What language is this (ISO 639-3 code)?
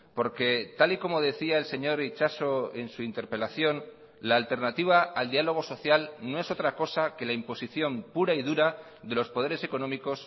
spa